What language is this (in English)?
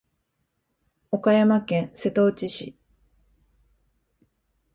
Japanese